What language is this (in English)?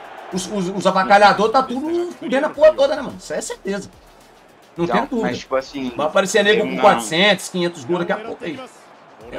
Portuguese